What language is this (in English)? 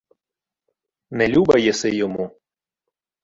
Ukrainian